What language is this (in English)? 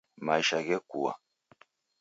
Taita